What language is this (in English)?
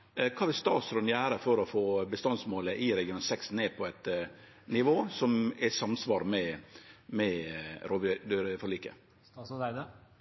Norwegian Nynorsk